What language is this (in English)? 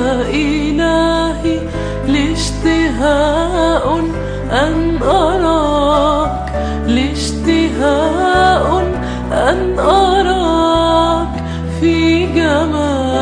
Arabic